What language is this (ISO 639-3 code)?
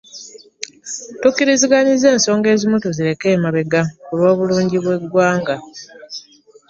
lug